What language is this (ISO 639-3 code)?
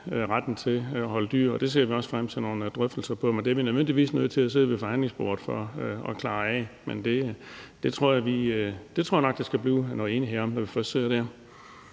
dan